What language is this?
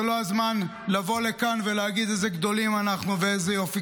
Hebrew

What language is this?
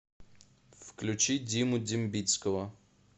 Russian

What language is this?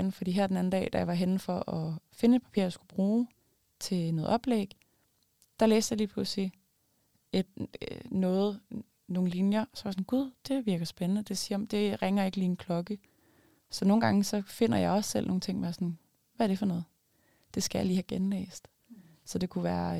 Danish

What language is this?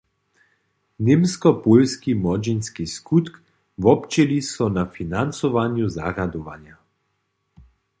Upper Sorbian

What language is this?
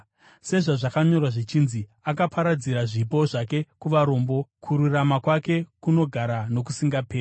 Shona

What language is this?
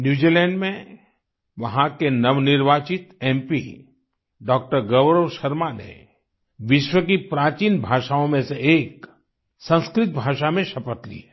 Hindi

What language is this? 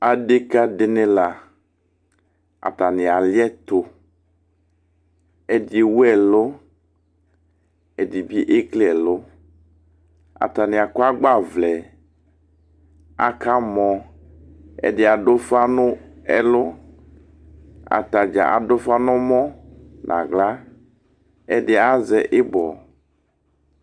Ikposo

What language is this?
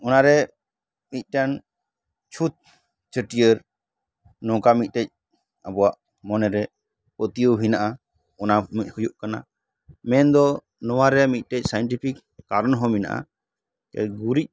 Santali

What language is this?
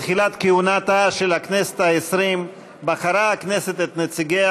Hebrew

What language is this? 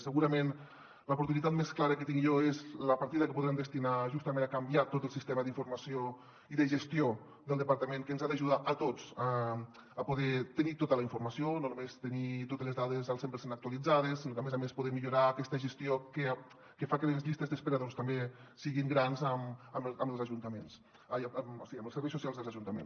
Catalan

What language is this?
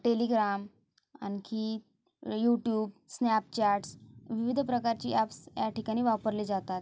Marathi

